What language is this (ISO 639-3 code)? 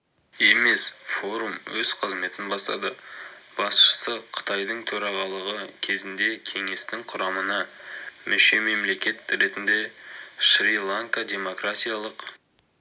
kaz